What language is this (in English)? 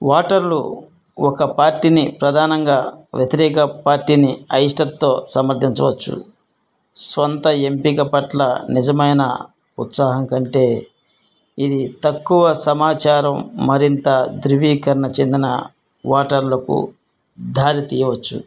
Telugu